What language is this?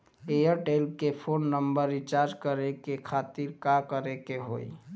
Bhojpuri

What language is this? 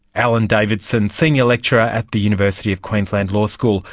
English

